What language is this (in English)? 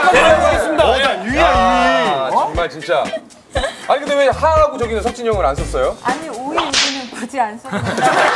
Korean